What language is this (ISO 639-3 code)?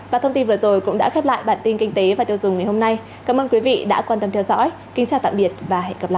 vie